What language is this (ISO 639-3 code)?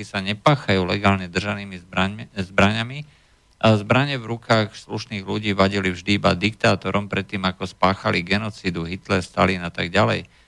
slk